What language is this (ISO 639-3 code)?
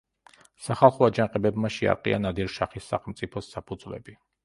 kat